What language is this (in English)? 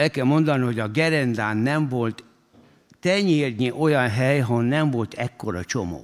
Hungarian